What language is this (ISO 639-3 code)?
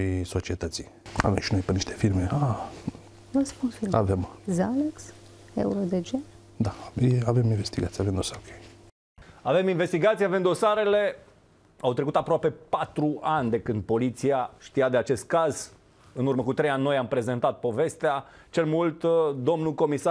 ron